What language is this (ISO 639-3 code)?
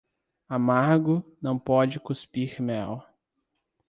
por